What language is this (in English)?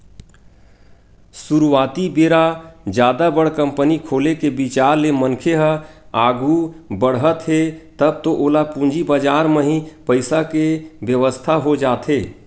Chhattisgarhi